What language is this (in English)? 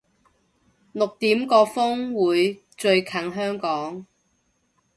Cantonese